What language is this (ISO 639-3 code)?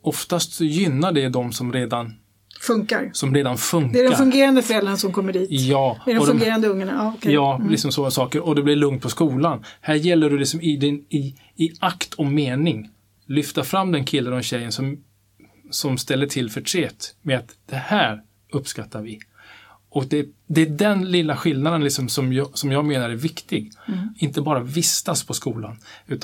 swe